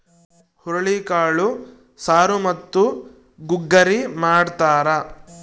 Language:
Kannada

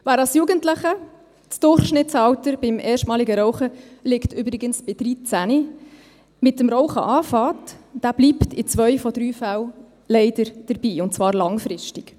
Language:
Swiss German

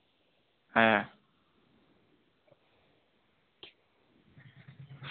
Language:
Dogri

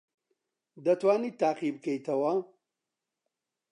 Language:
Central Kurdish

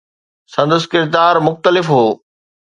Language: Sindhi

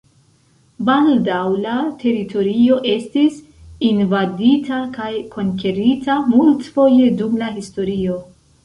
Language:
Esperanto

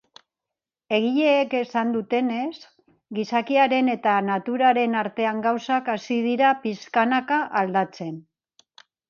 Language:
Basque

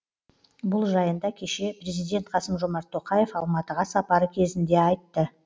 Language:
Kazakh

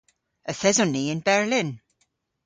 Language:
Cornish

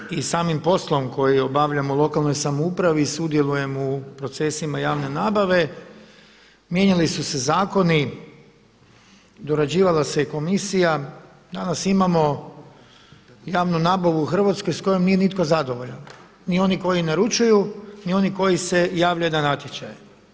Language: Croatian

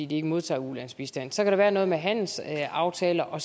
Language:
Danish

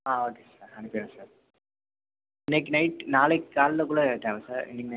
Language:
Tamil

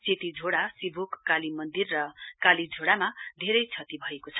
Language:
Nepali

